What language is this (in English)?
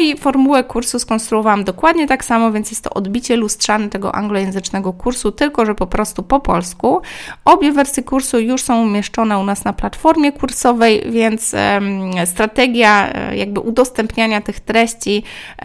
Polish